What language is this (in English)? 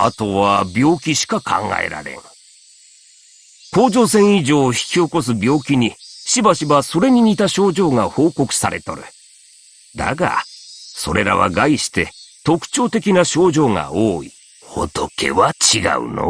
Japanese